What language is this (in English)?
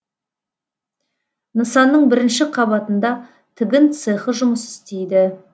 Kazakh